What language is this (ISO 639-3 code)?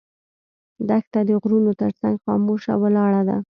pus